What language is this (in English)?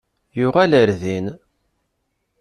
Kabyle